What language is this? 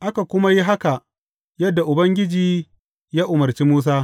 Hausa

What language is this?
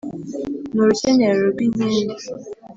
Kinyarwanda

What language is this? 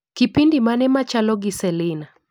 Luo (Kenya and Tanzania)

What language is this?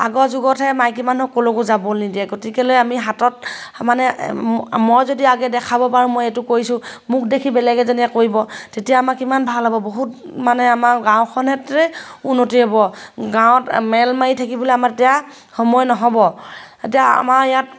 Assamese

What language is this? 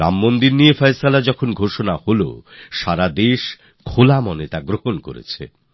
Bangla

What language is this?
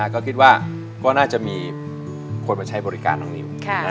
Thai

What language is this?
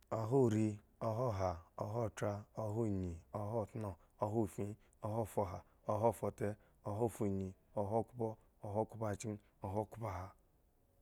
Eggon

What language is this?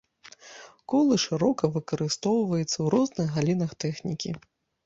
Belarusian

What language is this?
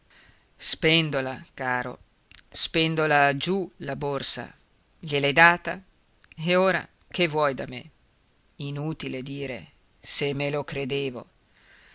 Italian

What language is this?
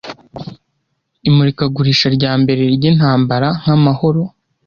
Kinyarwanda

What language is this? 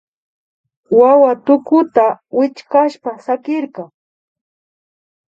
Imbabura Highland Quichua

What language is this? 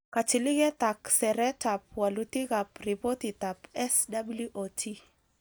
Kalenjin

